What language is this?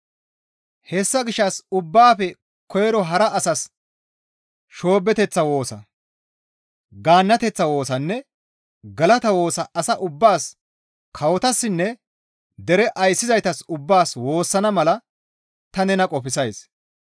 Gamo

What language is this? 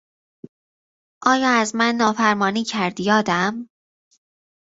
Persian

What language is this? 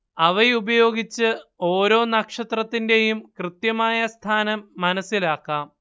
Malayalam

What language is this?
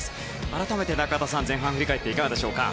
Japanese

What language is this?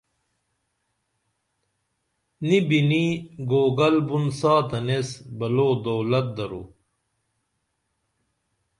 Dameli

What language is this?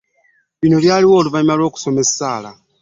Ganda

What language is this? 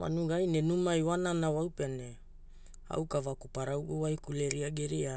Hula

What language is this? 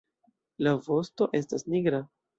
Esperanto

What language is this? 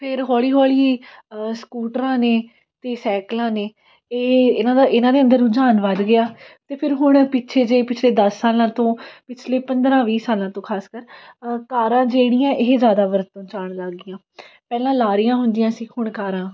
Punjabi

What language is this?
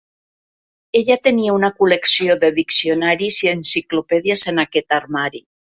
Catalan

